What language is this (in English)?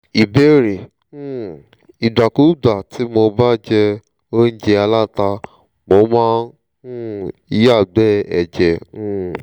Yoruba